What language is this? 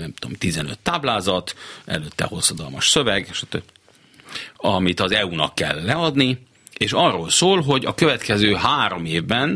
Hungarian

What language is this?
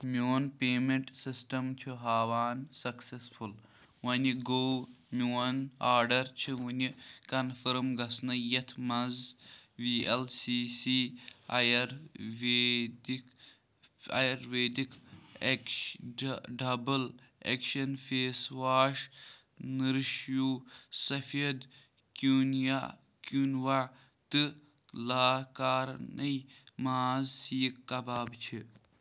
Kashmiri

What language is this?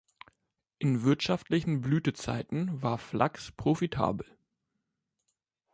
German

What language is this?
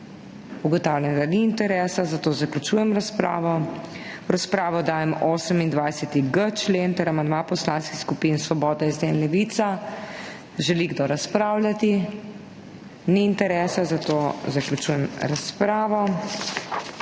Slovenian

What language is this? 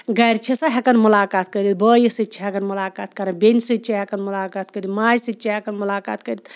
Kashmiri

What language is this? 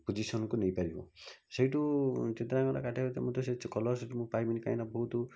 Odia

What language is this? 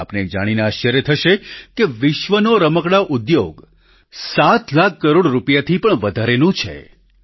Gujarati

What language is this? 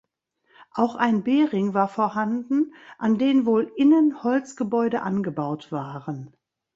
German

